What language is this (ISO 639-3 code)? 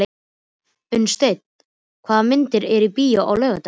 isl